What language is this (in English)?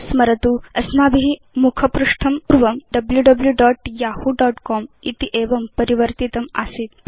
Sanskrit